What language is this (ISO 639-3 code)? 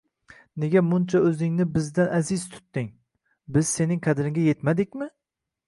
uzb